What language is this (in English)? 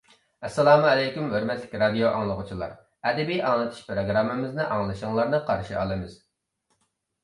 Uyghur